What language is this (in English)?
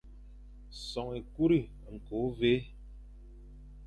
Fang